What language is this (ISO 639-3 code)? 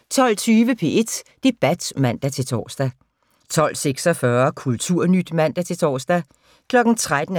dan